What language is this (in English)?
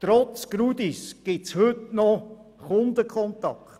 Swiss German